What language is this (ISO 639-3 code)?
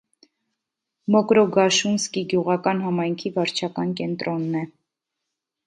hye